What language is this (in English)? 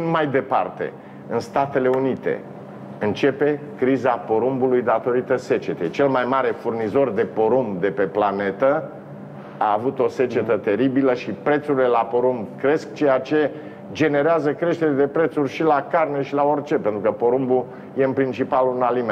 Romanian